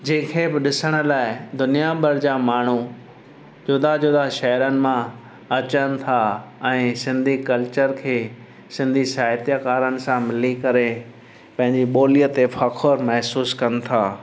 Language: Sindhi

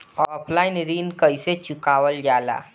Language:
Bhojpuri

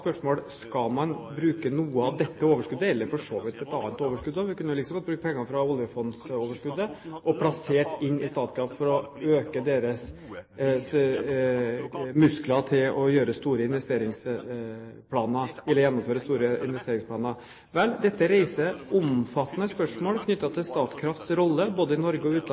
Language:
Norwegian Bokmål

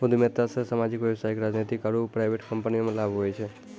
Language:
Maithili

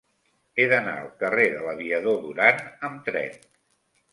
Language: Catalan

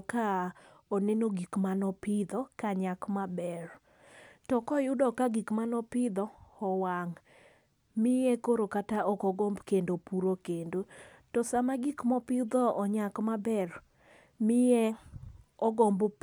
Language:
Luo (Kenya and Tanzania)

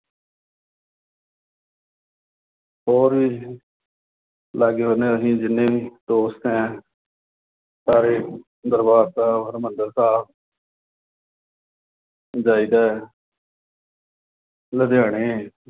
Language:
Punjabi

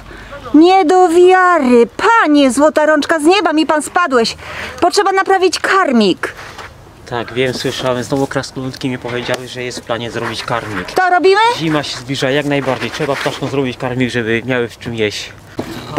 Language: Polish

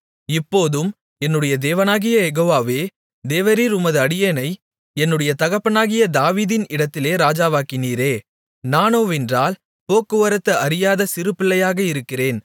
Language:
Tamil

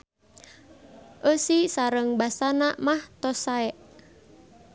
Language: Sundanese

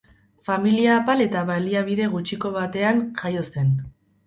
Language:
Basque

